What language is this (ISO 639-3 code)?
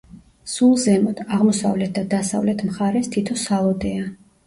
kat